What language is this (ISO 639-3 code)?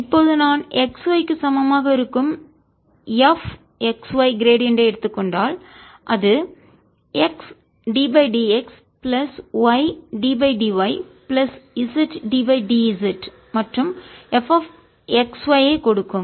tam